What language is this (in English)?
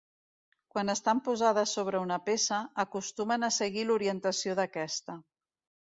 Catalan